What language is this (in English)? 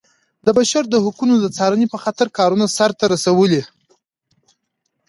Pashto